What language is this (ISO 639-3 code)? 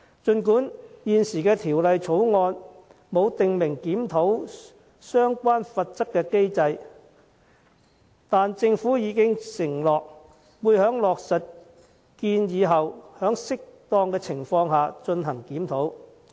yue